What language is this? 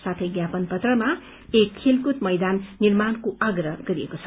Nepali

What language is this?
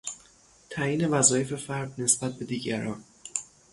Persian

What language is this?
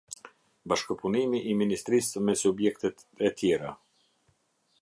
Albanian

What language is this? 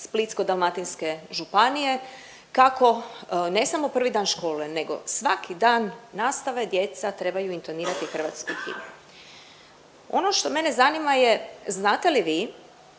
Croatian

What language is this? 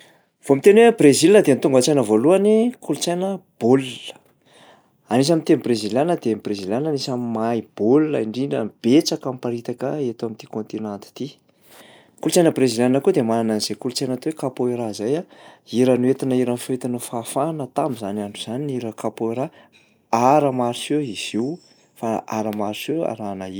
Malagasy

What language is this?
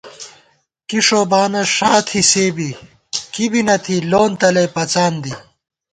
Gawar-Bati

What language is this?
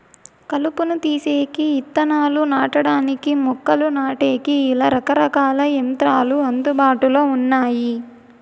Telugu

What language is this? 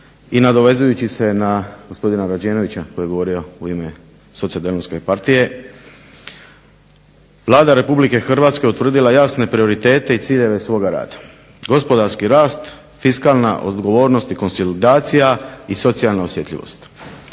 Croatian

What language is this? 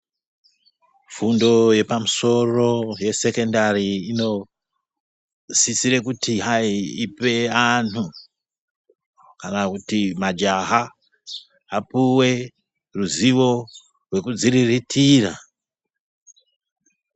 Ndau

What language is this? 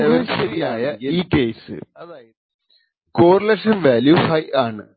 Malayalam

